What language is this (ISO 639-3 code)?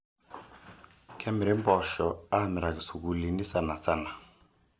mas